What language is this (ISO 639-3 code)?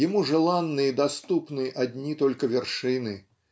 rus